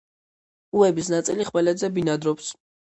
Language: Georgian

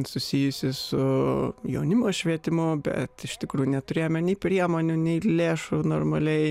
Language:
Lithuanian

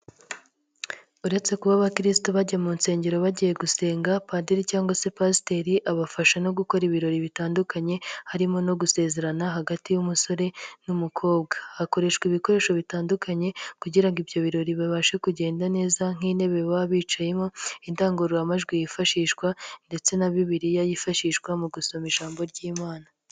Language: Kinyarwanda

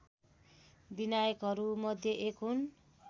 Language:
Nepali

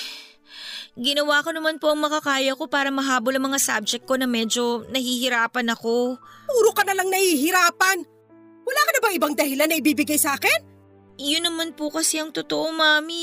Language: Filipino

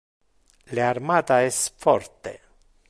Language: Interlingua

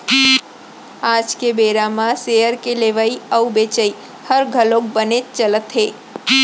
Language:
Chhattisgarhi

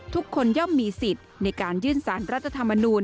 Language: Thai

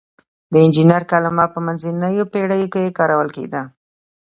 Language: Pashto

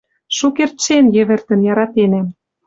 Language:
Western Mari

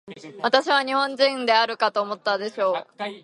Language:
Japanese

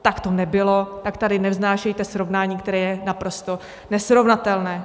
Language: Czech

